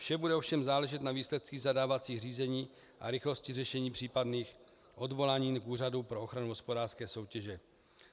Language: Czech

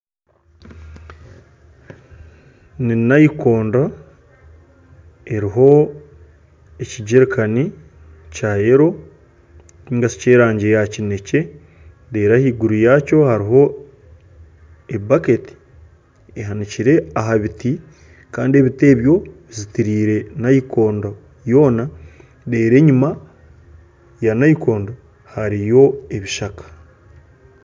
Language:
Nyankole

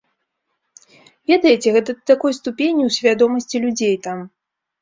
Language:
Belarusian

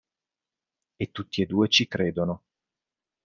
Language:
Italian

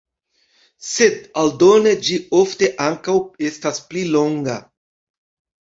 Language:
Esperanto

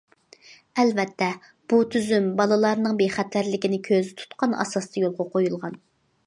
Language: Uyghur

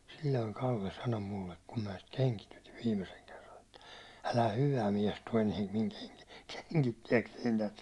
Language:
Finnish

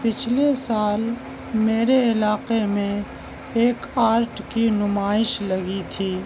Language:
Urdu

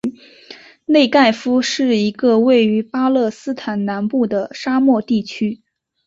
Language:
Chinese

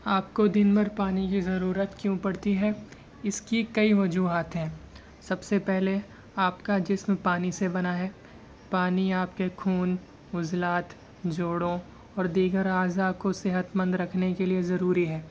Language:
Urdu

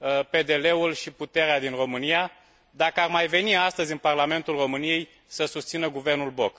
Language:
Romanian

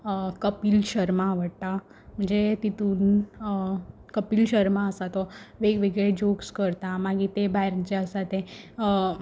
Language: Konkani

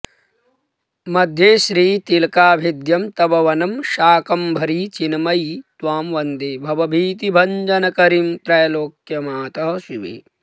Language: Sanskrit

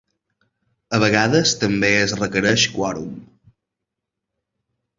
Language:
Catalan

